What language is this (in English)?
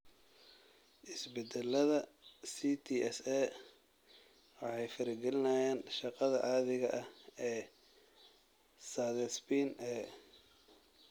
Somali